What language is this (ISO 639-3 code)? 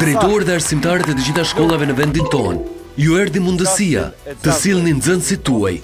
ron